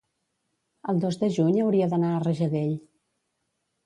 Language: Catalan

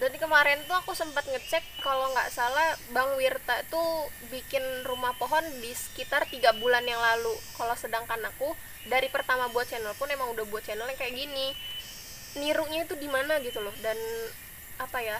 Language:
Indonesian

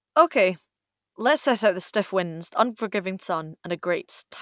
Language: English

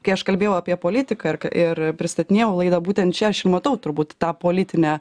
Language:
Lithuanian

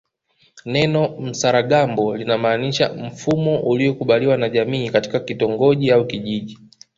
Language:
Swahili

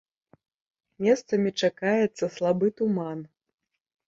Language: Belarusian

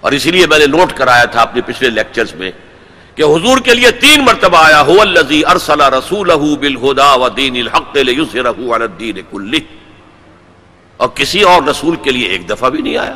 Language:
Urdu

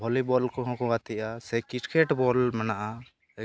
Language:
Santali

